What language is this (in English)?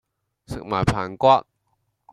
Cantonese